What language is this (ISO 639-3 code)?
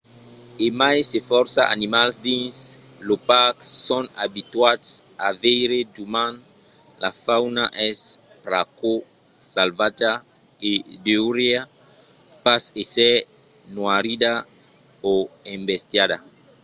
oci